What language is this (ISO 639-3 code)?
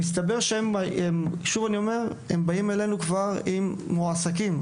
heb